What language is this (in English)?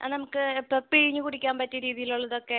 Malayalam